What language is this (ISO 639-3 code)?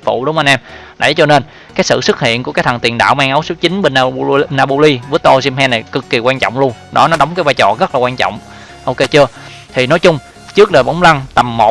vie